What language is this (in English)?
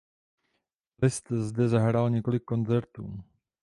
Czech